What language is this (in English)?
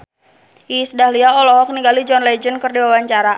Sundanese